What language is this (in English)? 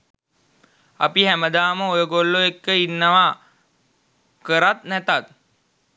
Sinhala